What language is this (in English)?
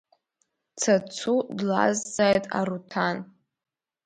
Abkhazian